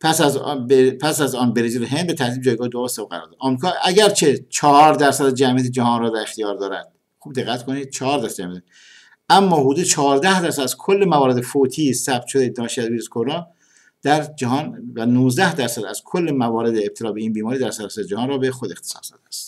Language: Persian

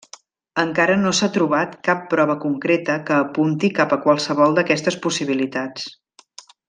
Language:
Catalan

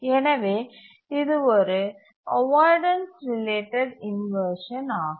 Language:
Tamil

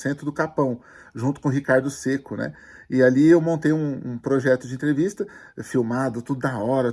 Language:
Portuguese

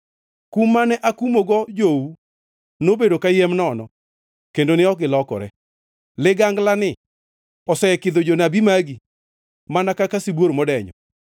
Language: Luo (Kenya and Tanzania)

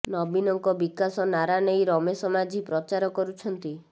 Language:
Odia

